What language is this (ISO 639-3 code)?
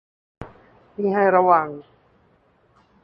tha